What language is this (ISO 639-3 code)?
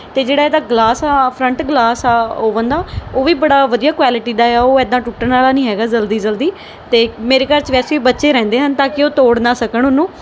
pan